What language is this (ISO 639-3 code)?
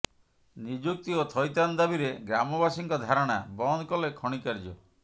ori